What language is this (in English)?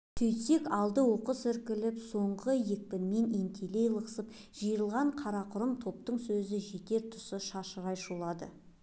Kazakh